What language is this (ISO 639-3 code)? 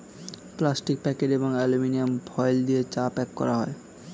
ben